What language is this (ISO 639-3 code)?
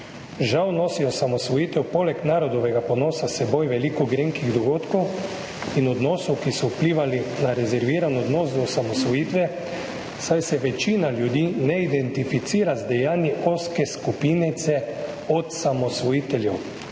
slv